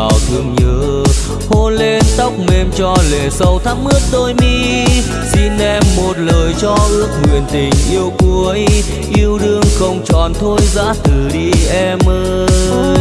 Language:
Vietnamese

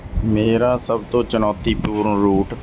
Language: Punjabi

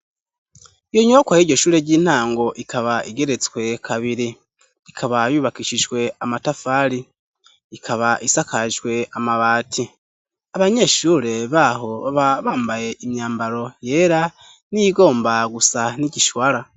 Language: Rundi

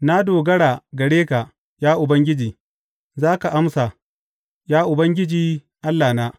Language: Hausa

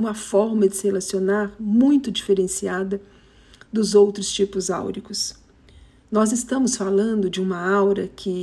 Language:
Portuguese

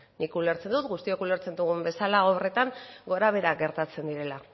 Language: Basque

